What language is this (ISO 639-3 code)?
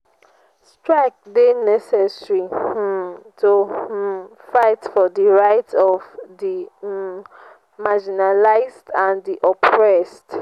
pcm